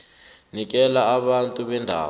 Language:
South Ndebele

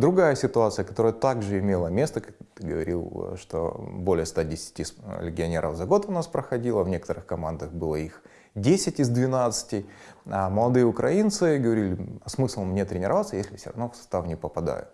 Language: Russian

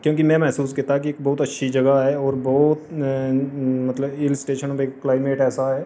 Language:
Dogri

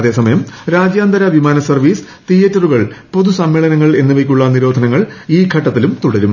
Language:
Malayalam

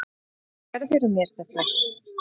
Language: Icelandic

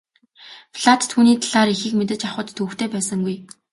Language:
Mongolian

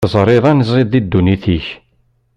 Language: Kabyle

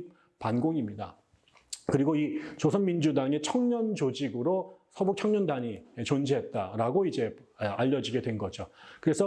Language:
Korean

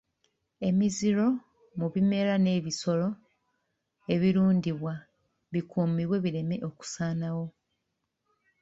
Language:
Ganda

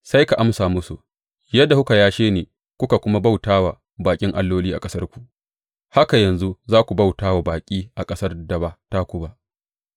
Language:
Hausa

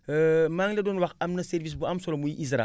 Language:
Wolof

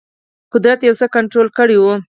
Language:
Pashto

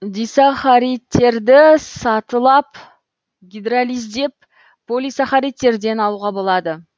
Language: Kazakh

